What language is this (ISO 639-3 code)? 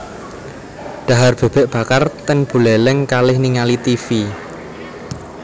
jav